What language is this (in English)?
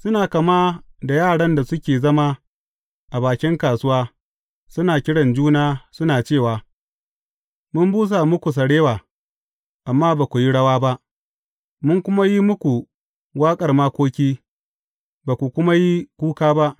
Hausa